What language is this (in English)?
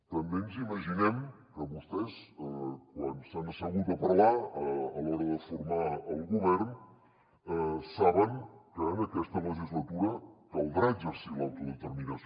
Catalan